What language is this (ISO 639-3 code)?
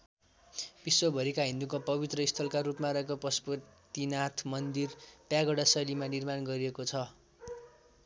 nep